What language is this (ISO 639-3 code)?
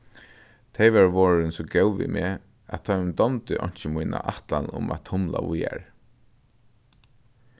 fao